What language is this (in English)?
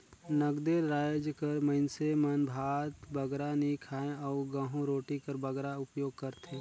Chhattisgarhi